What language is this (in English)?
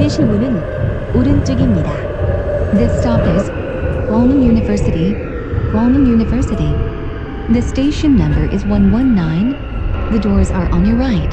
Korean